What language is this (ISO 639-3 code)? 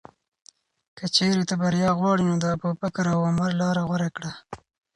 pus